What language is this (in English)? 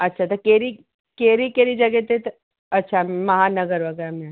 Sindhi